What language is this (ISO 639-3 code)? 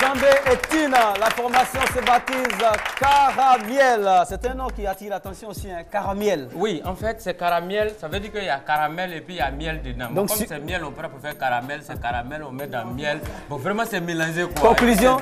fra